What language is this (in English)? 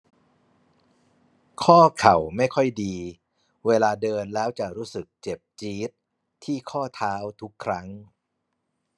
Thai